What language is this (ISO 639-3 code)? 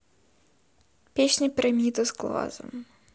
rus